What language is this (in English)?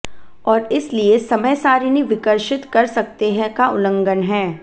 Hindi